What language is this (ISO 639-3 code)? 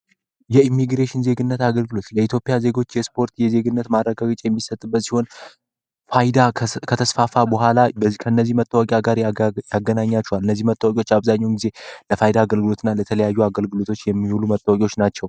amh